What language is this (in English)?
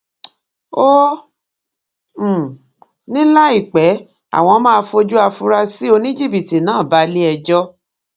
Yoruba